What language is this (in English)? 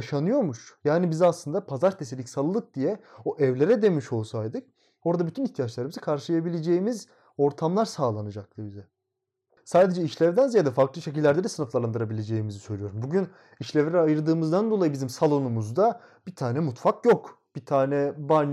Turkish